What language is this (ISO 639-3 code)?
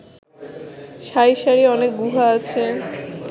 ben